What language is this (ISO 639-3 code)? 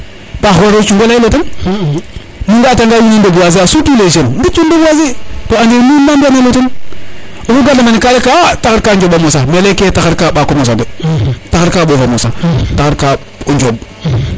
srr